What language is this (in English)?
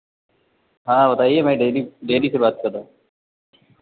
Hindi